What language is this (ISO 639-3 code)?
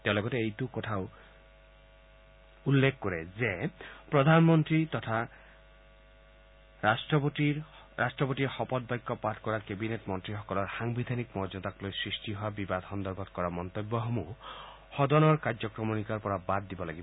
asm